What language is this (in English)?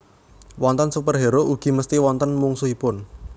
Javanese